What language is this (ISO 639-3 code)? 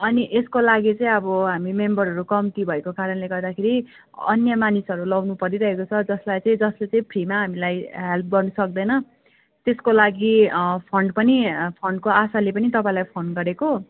nep